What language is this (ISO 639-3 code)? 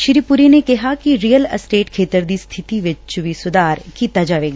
pan